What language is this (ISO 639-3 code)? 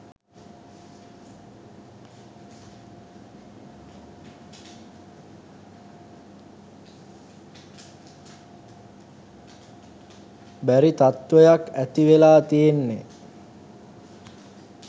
sin